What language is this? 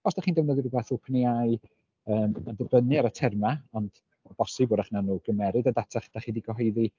Welsh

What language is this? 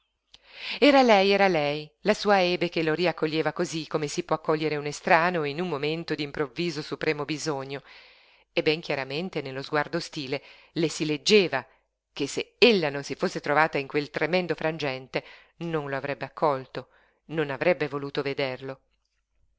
Italian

